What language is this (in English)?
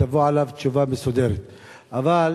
Hebrew